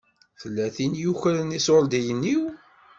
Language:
Kabyle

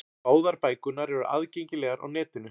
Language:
Icelandic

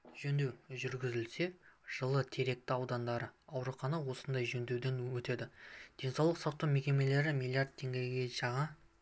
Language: Kazakh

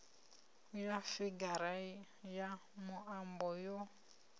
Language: Venda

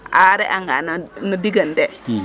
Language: Serer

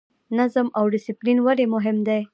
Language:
Pashto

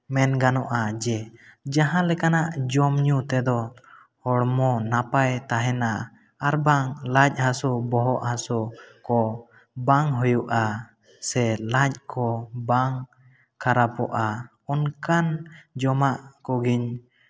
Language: Santali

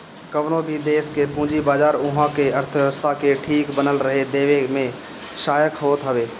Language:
Bhojpuri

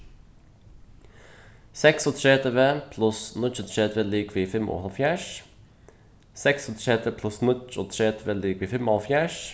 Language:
Faroese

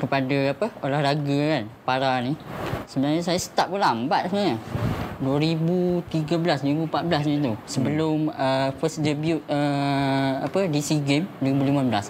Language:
Malay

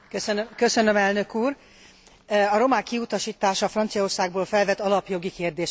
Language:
Hungarian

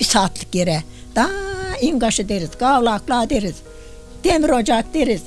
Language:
Turkish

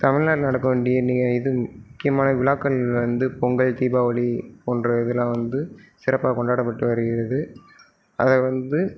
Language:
Tamil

